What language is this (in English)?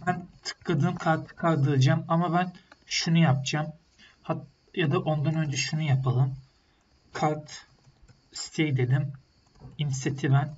Turkish